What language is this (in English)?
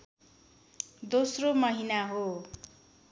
Nepali